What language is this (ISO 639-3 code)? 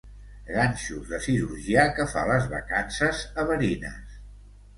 cat